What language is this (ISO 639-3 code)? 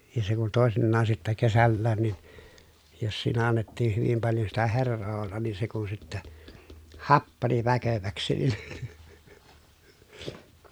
fin